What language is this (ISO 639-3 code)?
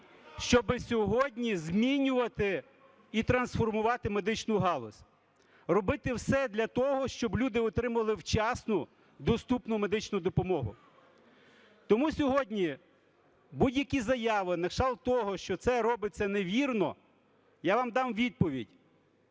ukr